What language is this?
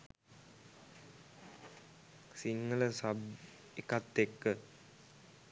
Sinhala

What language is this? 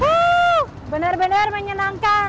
Indonesian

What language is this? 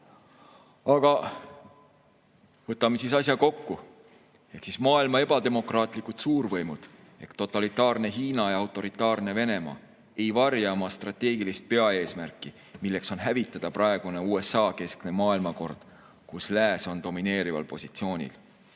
Estonian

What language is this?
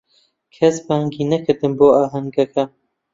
Central Kurdish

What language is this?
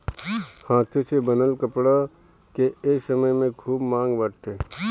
Bhojpuri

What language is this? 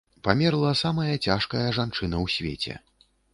Belarusian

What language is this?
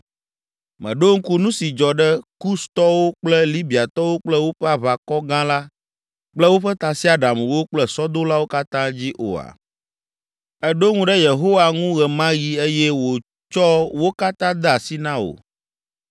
Ewe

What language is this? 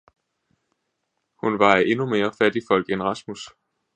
Danish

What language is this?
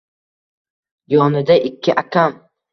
Uzbek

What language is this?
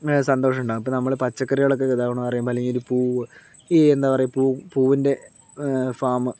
Malayalam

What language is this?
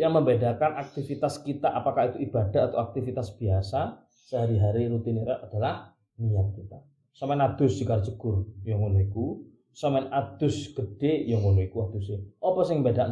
Malay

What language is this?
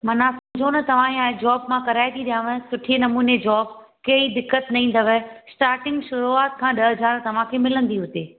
Sindhi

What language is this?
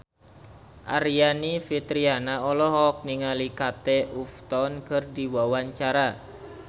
Sundanese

